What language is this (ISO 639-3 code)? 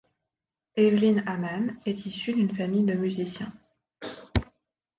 fra